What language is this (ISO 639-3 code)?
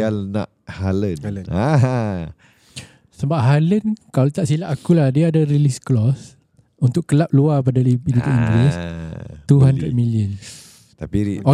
msa